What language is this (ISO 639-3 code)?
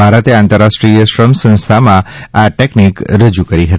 guj